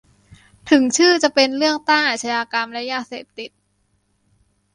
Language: Thai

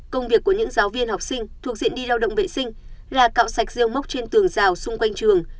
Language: Vietnamese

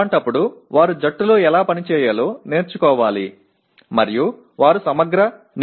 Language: Telugu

